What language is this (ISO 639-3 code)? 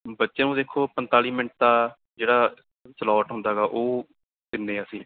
pan